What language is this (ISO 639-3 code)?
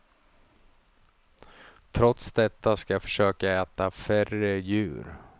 swe